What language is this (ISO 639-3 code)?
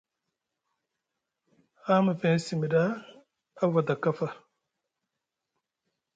mug